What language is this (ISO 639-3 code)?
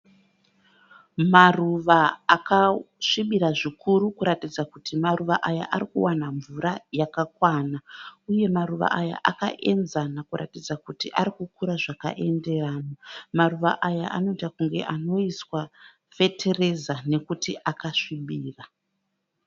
sna